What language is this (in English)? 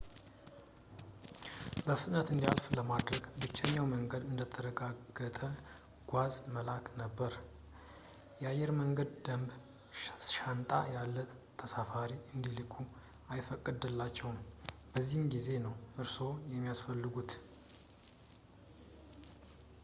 Amharic